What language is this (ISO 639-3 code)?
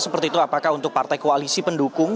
ind